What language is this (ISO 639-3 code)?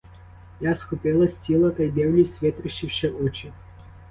ukr